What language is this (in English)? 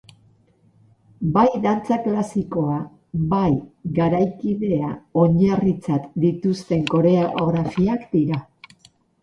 Basque